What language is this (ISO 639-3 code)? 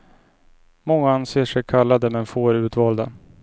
swe